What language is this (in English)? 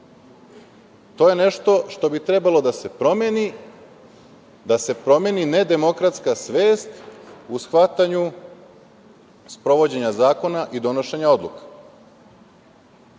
Serbian